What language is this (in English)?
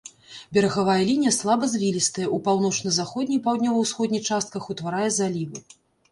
Belarusian